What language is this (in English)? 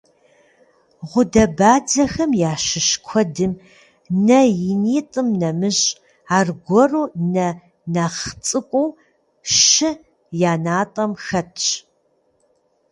Kabardian